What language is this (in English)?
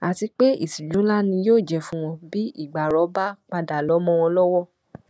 Yoruba